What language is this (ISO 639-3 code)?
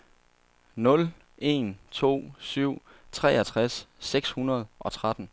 dan